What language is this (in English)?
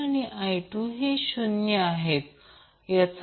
Marathi